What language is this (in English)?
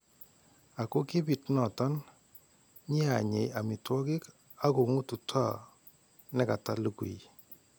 Kalenjin